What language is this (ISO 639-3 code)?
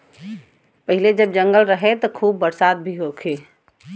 bho